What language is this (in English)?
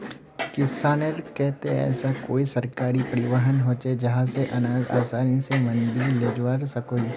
Magahi